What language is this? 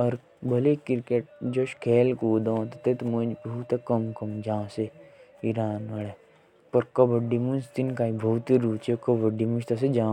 Jaunsari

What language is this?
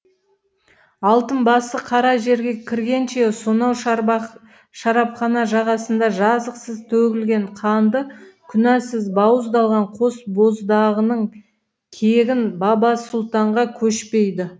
Kazakh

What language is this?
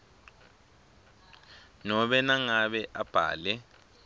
Swati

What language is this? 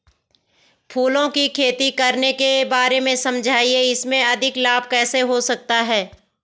Hindi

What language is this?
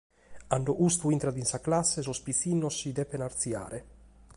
Sardinian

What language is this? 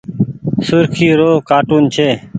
Goaria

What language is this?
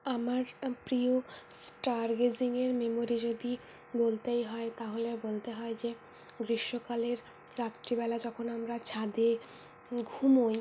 Bangla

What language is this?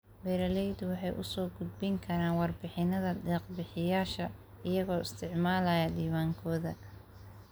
Somali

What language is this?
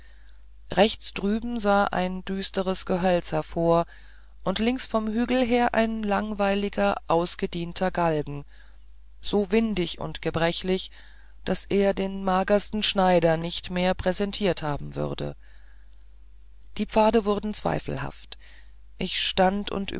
German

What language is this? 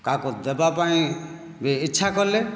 Odia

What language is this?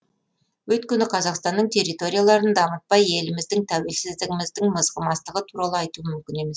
Kazakh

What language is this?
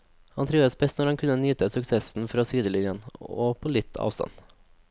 Norwegian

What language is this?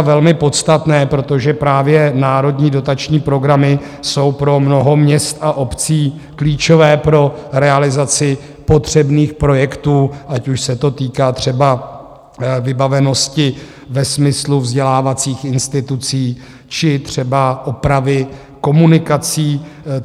Czech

